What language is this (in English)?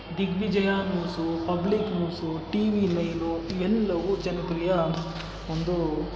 Kannada